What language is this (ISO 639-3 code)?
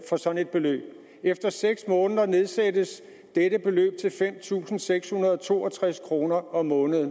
dan